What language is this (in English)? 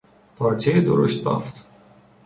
Persian